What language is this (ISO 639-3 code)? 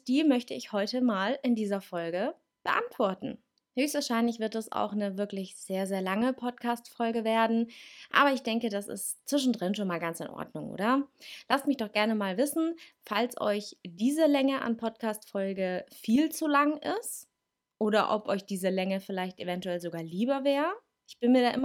deu